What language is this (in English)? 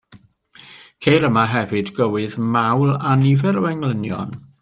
Welsh